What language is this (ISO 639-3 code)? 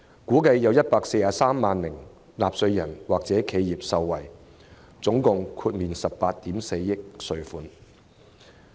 yue